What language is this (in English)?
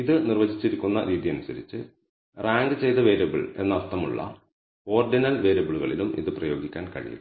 Malayalam